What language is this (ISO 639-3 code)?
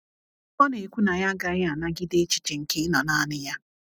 ibo